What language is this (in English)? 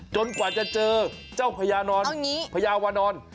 Thai